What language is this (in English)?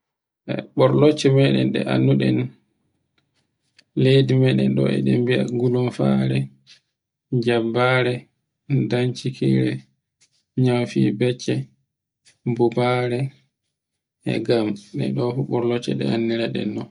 Borgu Fulfulde